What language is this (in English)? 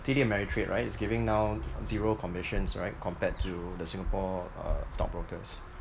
English